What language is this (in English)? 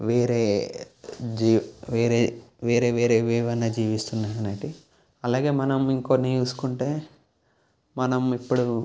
Telugu